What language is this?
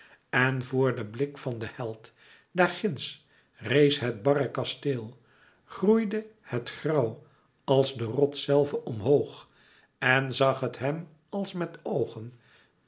Dutch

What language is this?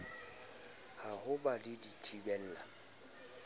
Southern Sotho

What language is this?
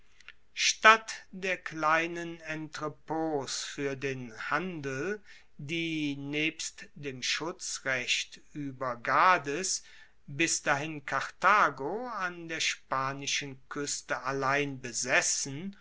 German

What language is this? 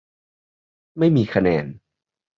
Thai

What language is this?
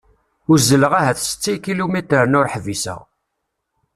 Kabyle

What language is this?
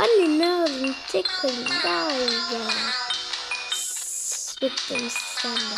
Turkish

